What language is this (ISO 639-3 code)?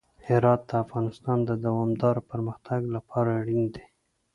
pus